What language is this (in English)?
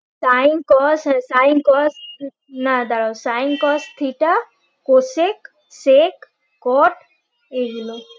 Bangla